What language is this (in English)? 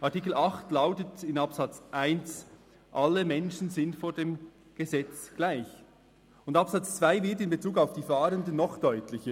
Swiss German